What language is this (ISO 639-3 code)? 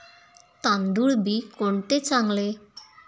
mar